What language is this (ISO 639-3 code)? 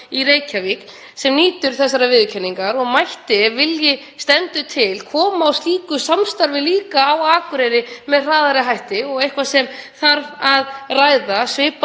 isl